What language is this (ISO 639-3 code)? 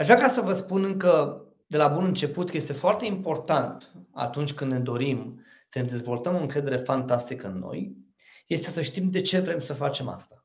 ron